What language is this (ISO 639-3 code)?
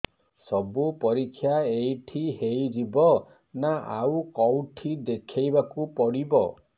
ori